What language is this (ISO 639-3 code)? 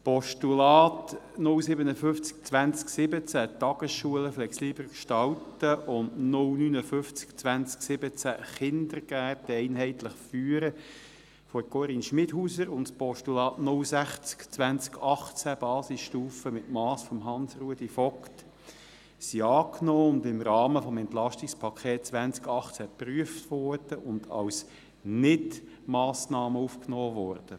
gsw